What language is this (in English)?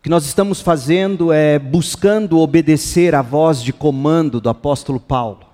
Portuguese